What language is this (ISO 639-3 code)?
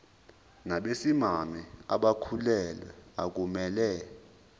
zul